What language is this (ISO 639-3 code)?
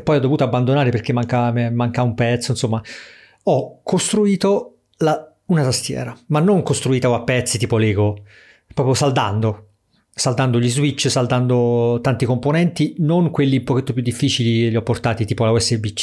ita